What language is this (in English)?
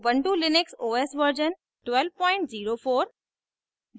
Hindi